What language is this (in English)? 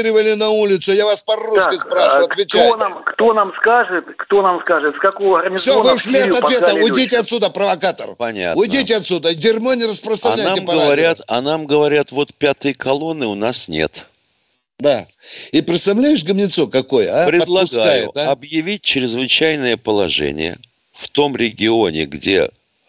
Russian